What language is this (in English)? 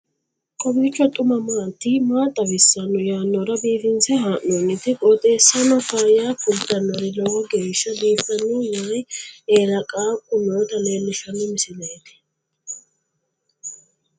Sidamo